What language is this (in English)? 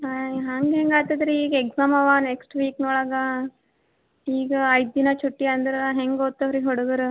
Kannada